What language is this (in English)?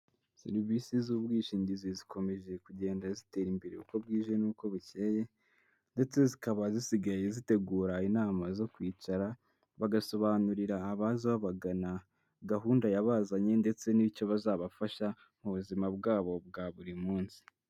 Kinyarwanda